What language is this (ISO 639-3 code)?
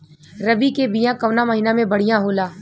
bho